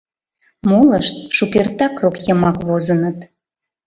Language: Mari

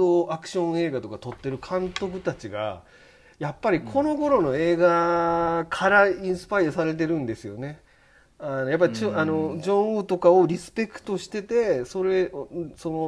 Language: Japanese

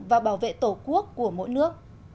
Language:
Vietnamese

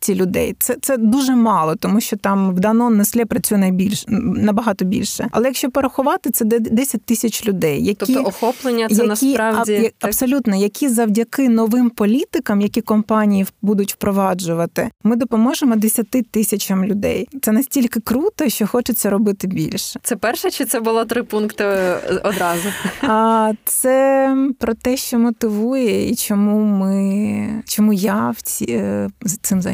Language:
Ukrainian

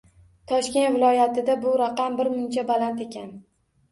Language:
Uzbek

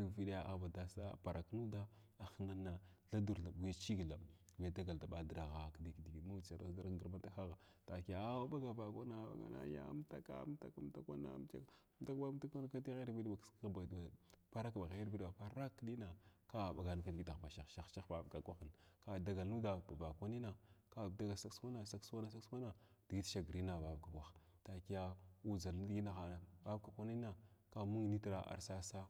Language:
Glavda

